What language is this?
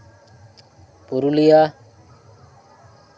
Santali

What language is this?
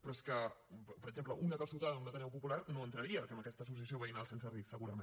Catalan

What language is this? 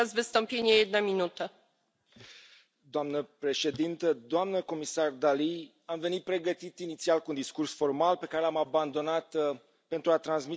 Romanian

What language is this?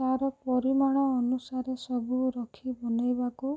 Odia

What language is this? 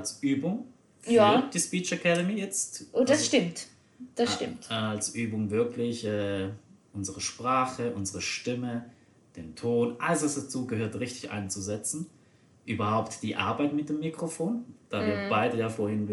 German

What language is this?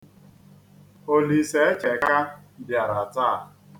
Igbo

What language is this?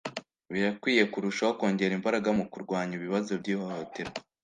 Kinyarwanda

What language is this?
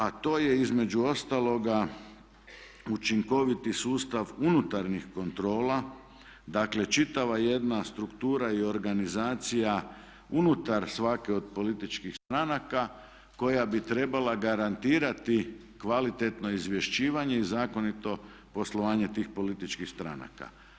Croatian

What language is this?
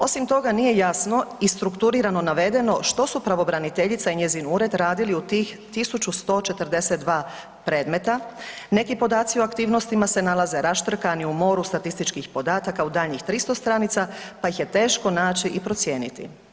Croatian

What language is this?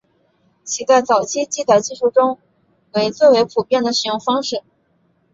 Chinese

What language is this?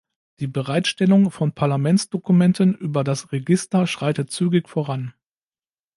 German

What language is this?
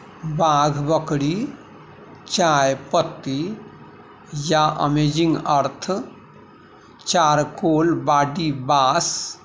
Maithili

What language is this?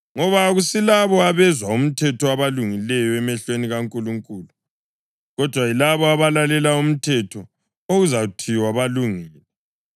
North Ndebele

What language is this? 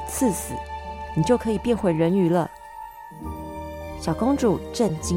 Chinese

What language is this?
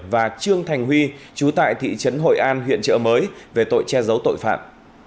Vietnamese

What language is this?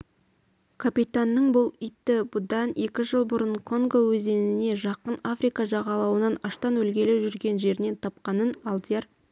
Kazakh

